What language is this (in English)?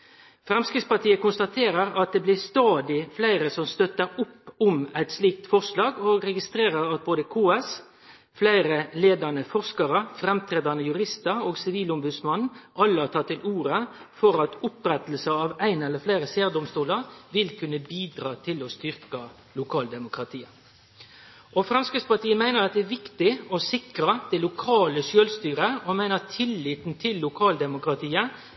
Norwegian Nynorsk